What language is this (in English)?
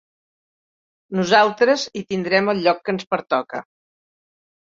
Catalan